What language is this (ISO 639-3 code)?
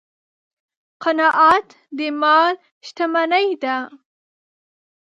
pus